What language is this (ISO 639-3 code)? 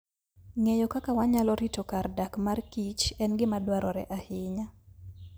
luo